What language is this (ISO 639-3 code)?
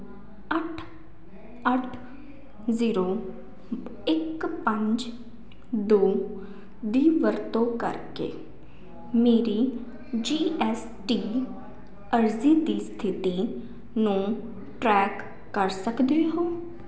pan